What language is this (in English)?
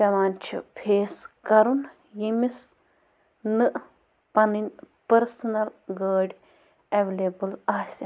Kashmiri